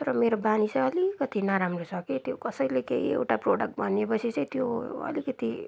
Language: Nepali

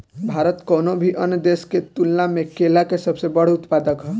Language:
Bhojpuri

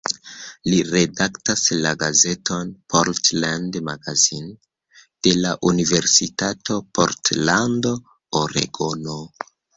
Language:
Esperanto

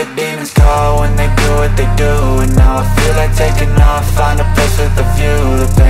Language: English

